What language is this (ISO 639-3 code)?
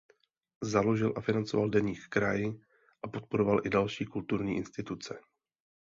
ces